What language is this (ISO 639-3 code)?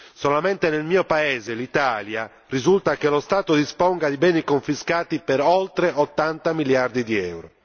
ita